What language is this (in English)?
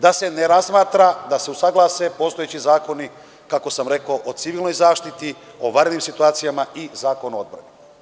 Serbian